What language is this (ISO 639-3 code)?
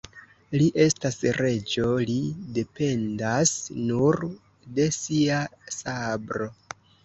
epo